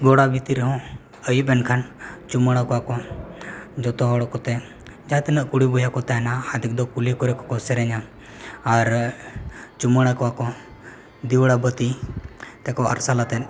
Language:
Santali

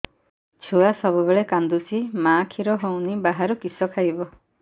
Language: Odia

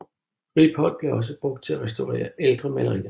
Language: Danish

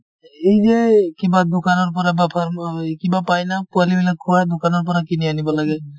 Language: Assamese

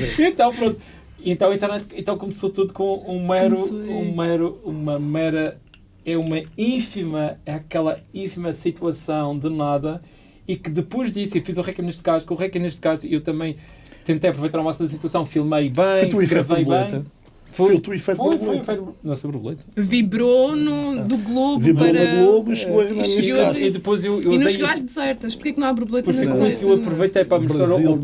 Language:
Portuguese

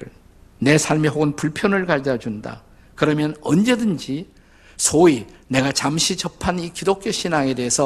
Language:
Korean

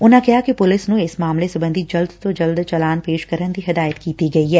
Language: Punjabi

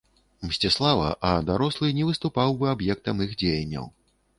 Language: Belarusian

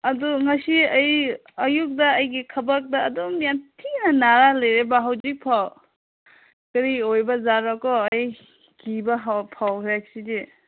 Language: Manipuri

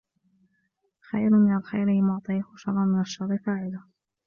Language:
Arabic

